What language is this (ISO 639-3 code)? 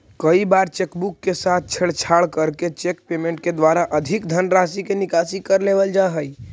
mag